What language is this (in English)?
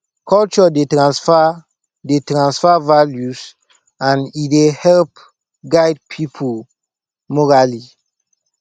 Nigerian Pidgin